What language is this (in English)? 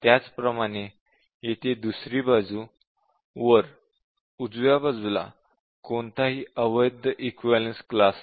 Marathi